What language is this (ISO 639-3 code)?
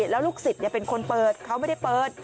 tha